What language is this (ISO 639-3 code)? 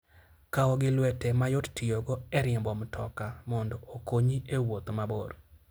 luo